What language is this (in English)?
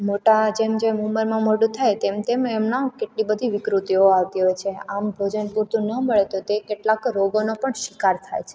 Gujarati